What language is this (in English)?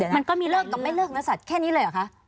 Thai